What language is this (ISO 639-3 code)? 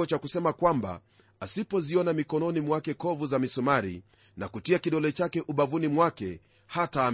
swa